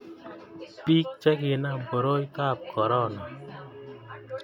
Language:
Kalenjin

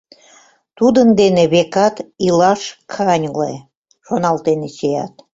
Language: Mari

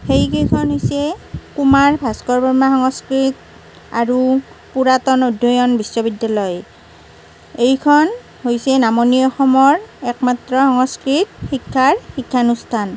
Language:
Assamese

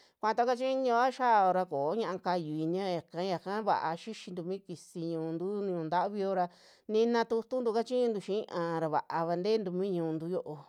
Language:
Western Juxtlahuaca Mixtec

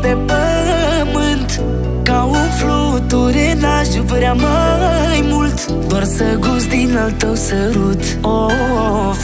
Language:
Romanian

